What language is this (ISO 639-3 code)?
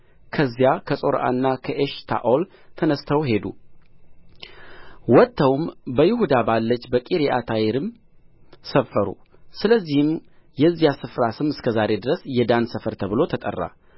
amh